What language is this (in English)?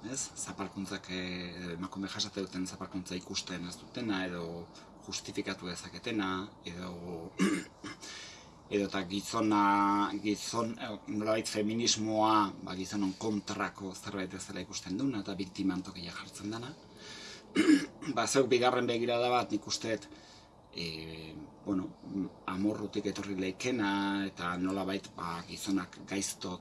Basque